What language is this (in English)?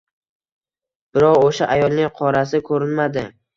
Uzbek